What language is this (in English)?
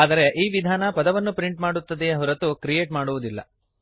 Kannada